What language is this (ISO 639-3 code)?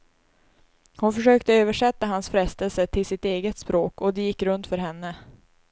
swe